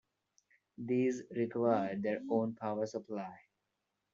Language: English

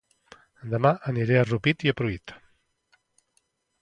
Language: Catalan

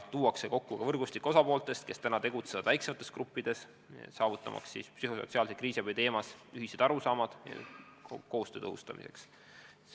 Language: Estonian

